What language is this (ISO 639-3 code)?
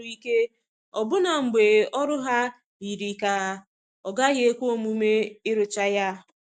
ibo